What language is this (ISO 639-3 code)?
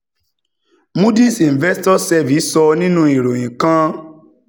yor